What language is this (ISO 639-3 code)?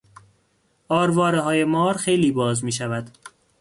fas